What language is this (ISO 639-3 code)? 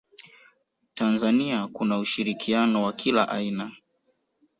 swa